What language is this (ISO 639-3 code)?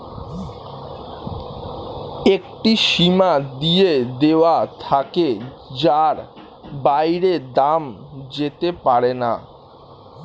ben